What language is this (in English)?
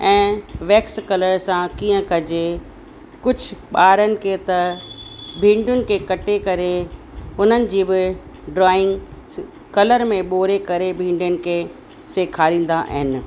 Sindhi